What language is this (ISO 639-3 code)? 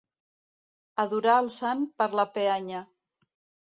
cat